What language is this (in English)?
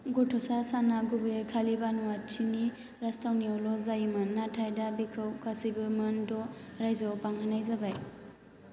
Bodo